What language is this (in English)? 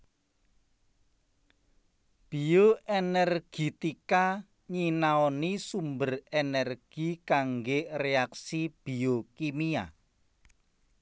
Javanese